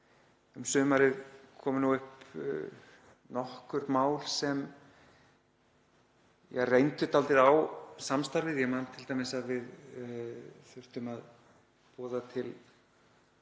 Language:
Icelandic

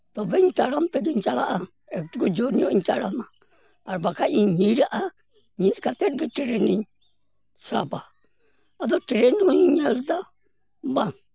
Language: Santali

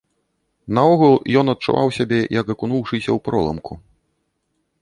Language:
Belarusian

